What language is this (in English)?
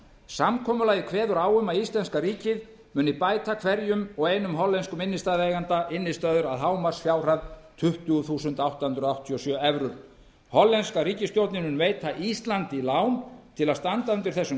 Icelandic